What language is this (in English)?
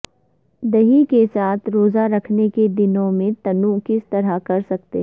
Urdu